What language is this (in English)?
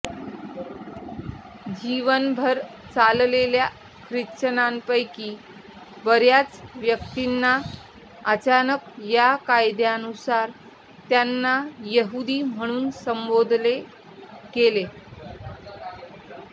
Marathi